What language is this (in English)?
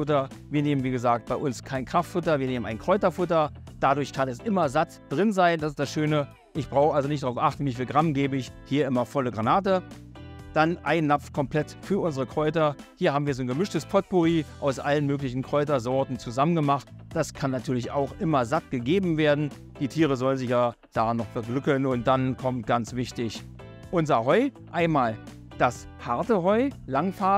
German